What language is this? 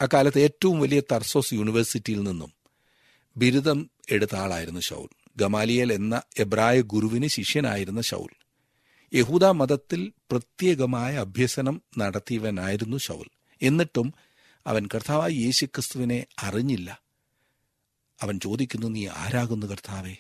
Malayalam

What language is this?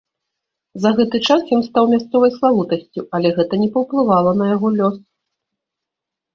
Belarusian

